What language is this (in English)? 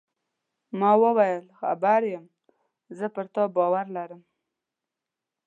Pashto